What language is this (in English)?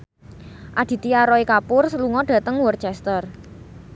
Javanese